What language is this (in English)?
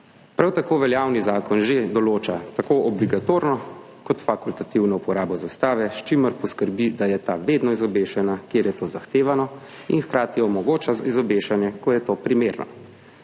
Slovenian